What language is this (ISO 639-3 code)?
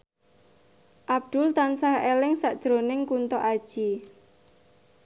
jav